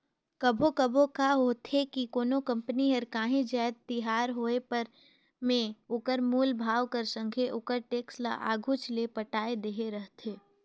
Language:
Chhattisgarhi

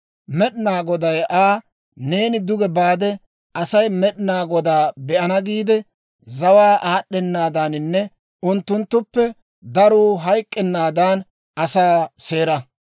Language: Dawro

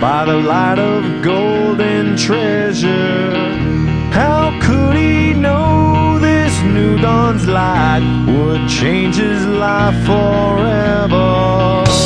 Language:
English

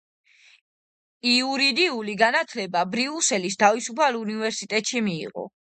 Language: Georgian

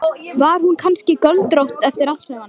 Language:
Icelandic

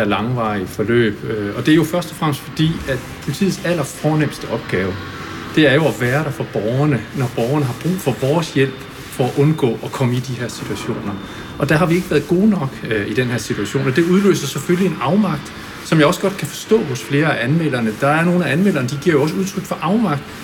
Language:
Danish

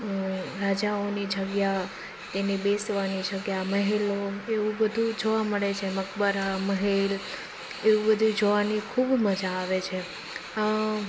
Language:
Gujarati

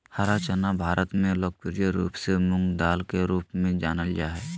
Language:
Magahi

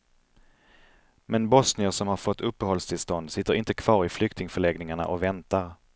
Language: Swedish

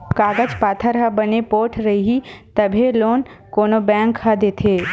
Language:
Chhattisgarhi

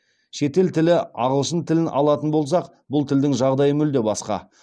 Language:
Kazakh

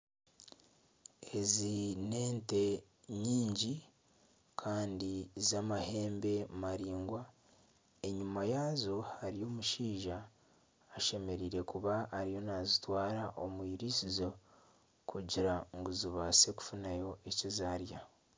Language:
Nyankole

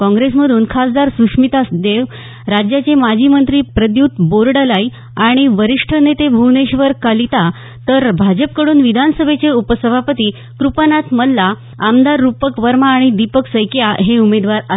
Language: Marathi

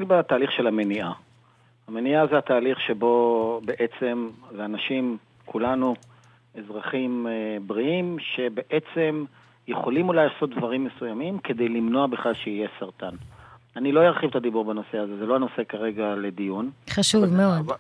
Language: Hebrew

